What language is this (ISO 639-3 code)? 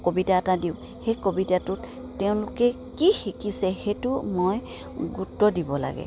asm